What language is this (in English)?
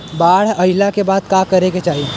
Bhojpuri